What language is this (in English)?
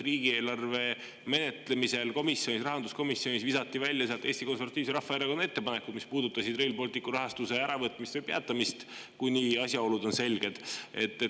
Estonian